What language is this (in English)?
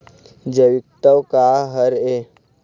Chhattisgarhi